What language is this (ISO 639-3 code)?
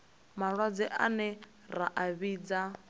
ven